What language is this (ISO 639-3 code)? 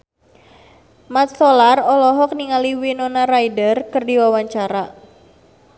sun